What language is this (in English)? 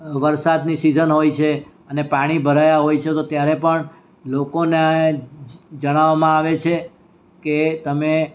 Gujarati